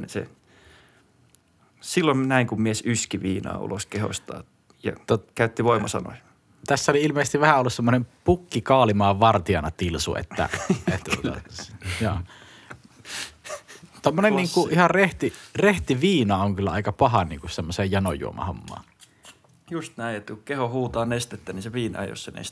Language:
Finnish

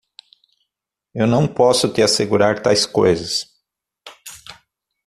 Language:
Portuguese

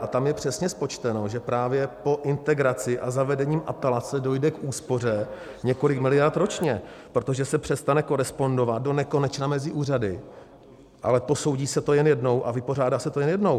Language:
Czech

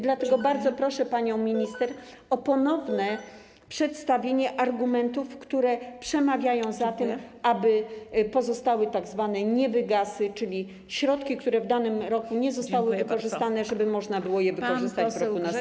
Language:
Polish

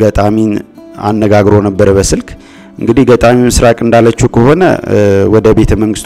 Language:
Dutch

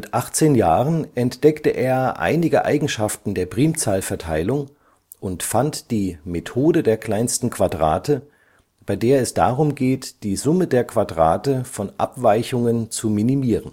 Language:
German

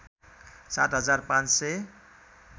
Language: Nepali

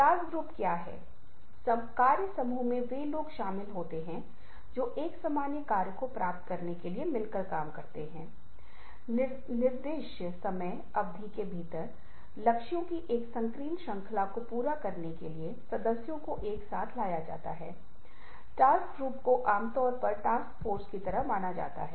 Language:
Hindi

